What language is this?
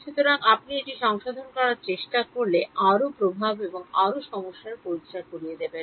Bangla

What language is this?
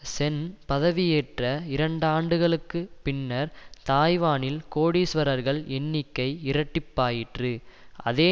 Tamil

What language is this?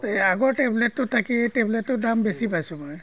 Assamese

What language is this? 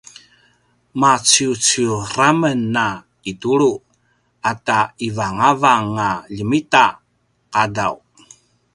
Paiwan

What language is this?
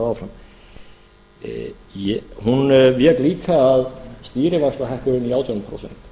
Icelandic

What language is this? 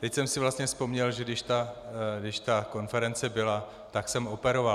Czech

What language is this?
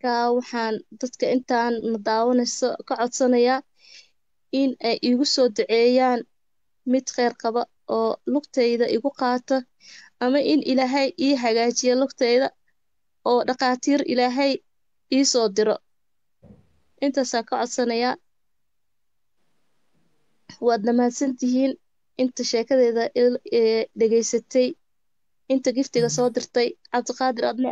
Arabic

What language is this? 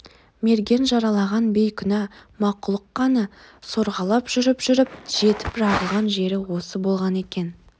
Kazakh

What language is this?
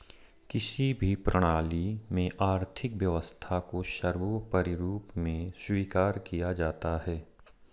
Hindi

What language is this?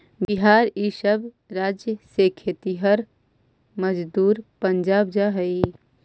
Magahi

